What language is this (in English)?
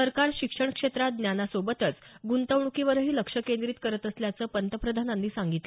Marathi